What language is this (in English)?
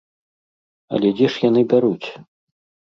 Belarusian